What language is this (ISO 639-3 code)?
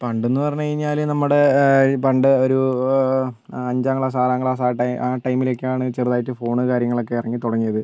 mal